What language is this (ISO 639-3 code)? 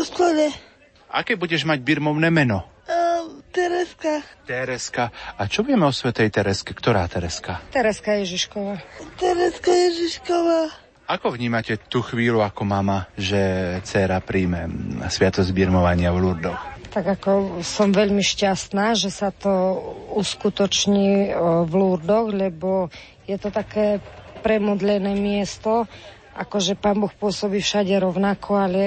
slk